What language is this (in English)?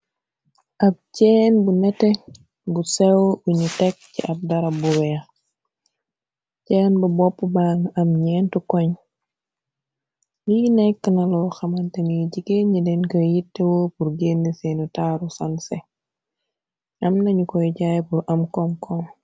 Wolof